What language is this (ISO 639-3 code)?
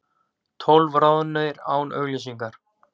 isl